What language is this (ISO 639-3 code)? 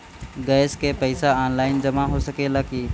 bho